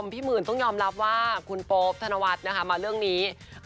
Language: Thai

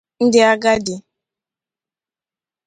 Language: Igbo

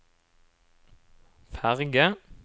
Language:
Norwegian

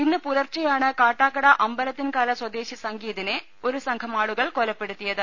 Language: Malayalam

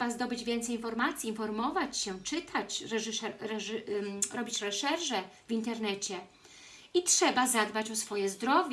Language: Polish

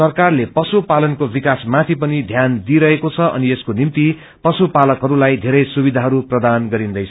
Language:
Nepali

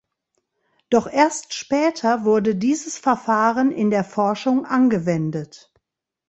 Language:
German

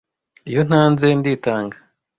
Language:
Kinyarwanda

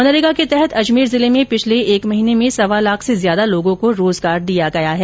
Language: Hindi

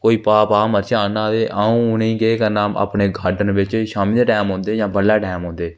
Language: Dogri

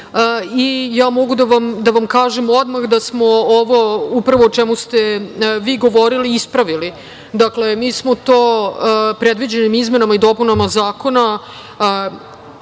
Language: Serbian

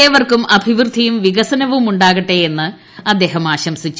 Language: Malayalam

